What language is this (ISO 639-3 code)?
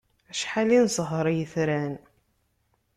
kab